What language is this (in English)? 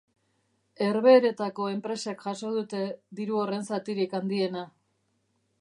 Basque